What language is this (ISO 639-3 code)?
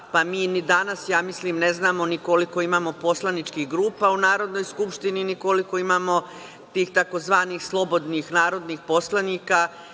srp